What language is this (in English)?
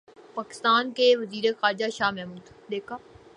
Urdu